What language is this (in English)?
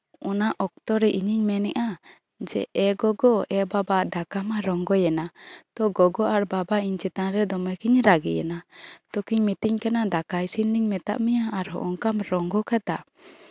Santali